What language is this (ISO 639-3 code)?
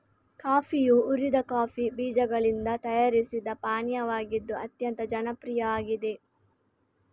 kan